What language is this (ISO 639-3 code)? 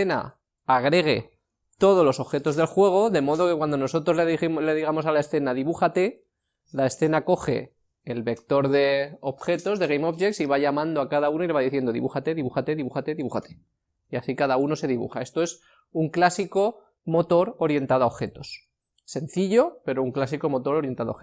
spa